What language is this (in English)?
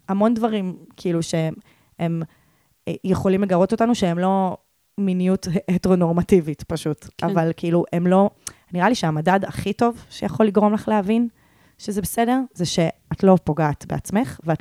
Hebrew